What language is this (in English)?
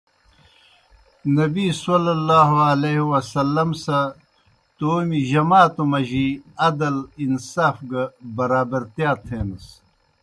Kohistani Shina